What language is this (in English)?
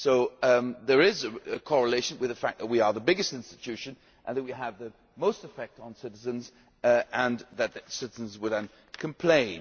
English